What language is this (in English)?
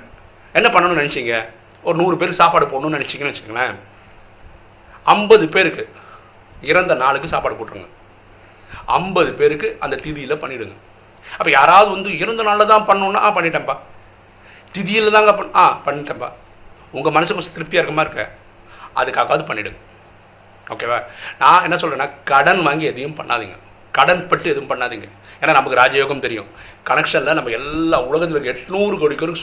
Tamil